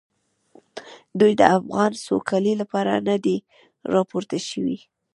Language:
Pashto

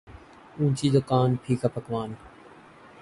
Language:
Urdu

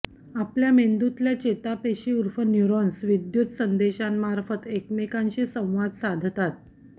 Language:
Marathi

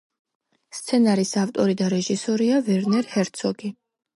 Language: Georgian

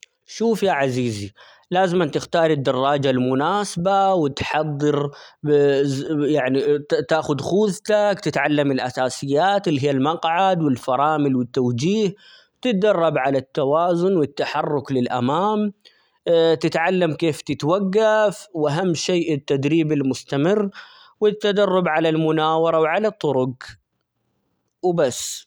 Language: Omani Arabic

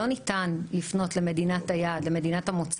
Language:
Hebrew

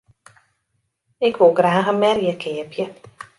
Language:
Western Frisian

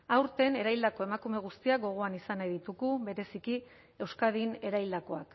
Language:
Basque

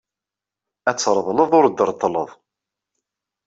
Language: Kabyle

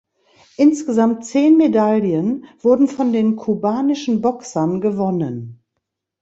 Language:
German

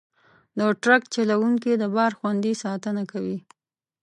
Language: Pashto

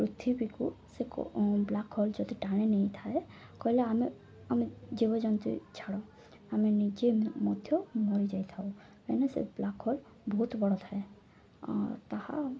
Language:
Odia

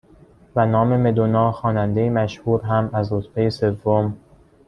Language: Persian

